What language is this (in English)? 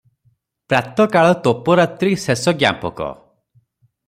Odia